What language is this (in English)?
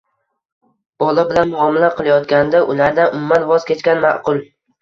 Uzbek